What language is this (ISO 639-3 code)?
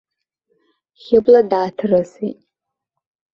abk